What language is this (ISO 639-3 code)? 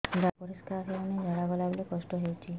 ori